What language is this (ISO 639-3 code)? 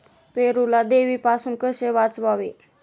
mar